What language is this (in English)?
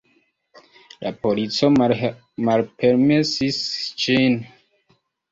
Esperanto